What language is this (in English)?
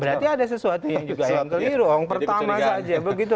Indonesian